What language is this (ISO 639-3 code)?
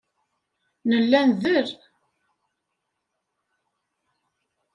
kab